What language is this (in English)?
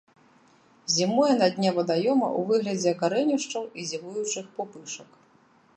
Belarusian